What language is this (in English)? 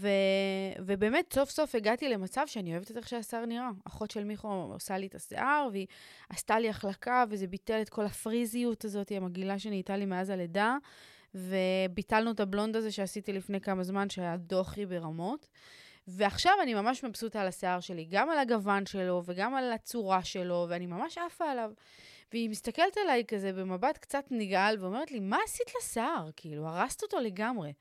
Hebrew